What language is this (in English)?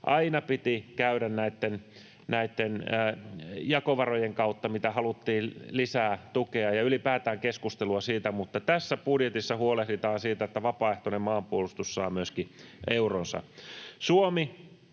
Finnish